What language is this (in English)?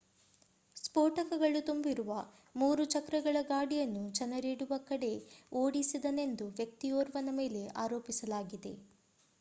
Kannada